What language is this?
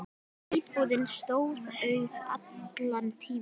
Icelandic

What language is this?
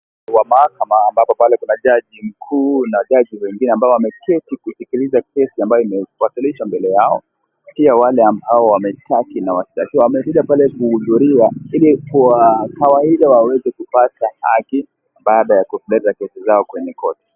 Swahili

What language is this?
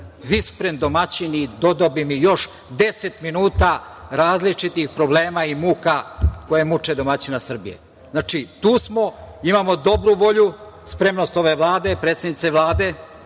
Serbian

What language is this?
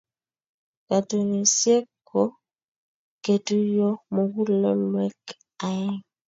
Kalenjin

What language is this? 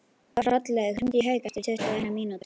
Icelandic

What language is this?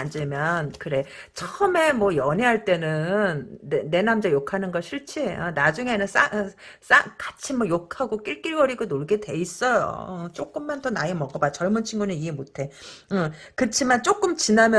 Korean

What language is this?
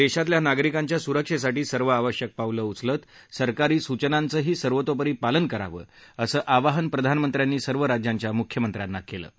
Marathi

